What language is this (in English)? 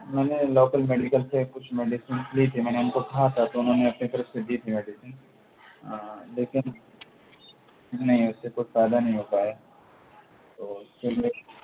Urdu